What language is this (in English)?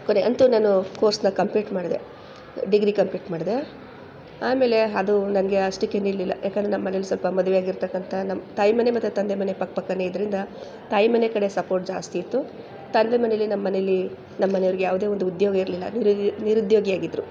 Kannada